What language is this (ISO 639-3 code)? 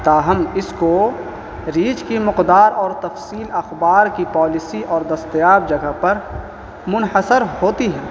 urd